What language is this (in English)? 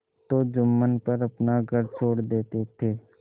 Hindi